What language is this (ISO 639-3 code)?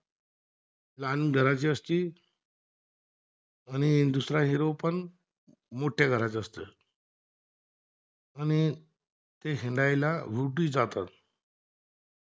mar